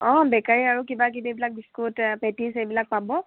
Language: Assamese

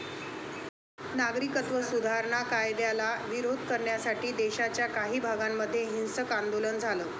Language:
Marathi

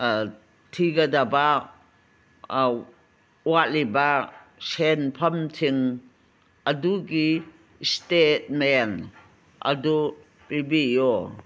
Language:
Manipuri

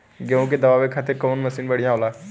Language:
Bhojpuri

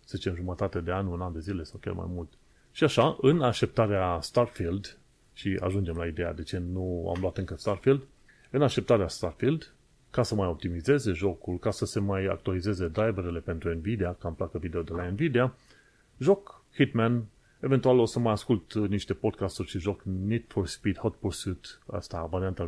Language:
Romanian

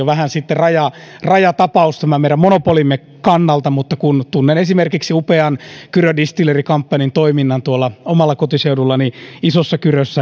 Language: Finnish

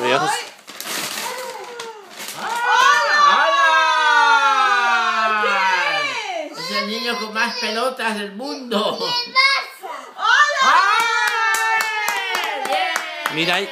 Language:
Spanish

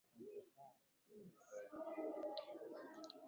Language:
Swahili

